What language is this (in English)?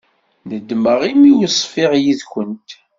Kabyle